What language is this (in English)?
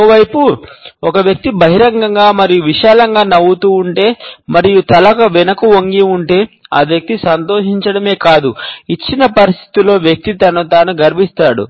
Telugu